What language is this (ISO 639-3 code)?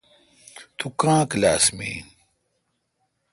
xka